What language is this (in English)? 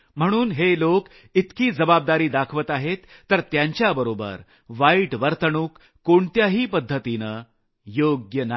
Marathi